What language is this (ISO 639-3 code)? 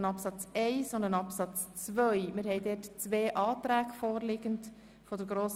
gsw